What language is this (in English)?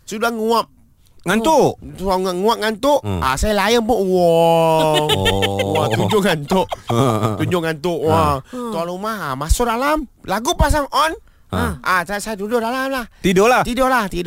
Malay